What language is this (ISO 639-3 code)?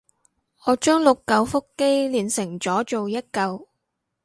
yue